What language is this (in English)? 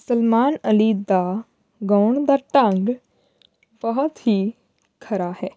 Punjabi